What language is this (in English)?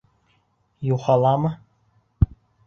Bashkir